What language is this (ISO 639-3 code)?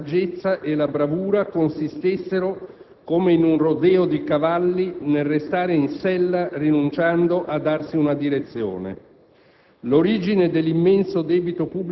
ita